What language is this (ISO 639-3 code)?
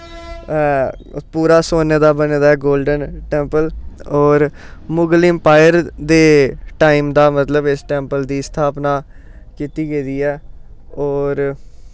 doi